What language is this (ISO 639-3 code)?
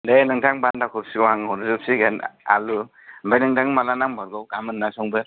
brx